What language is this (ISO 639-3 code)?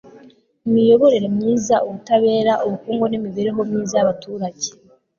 kin